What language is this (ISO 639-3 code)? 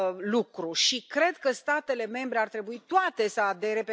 ron